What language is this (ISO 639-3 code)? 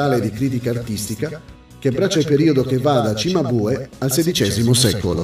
ita